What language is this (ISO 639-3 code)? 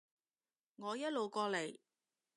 yue